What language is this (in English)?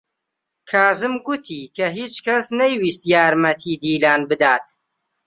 Central Kurdish